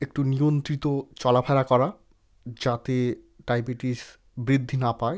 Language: Bangla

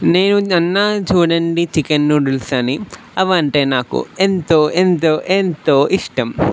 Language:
Telugu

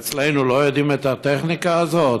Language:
Hebrew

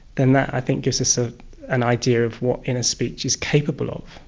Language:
English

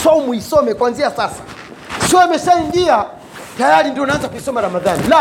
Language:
Swahili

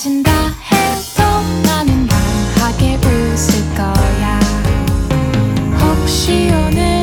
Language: Korean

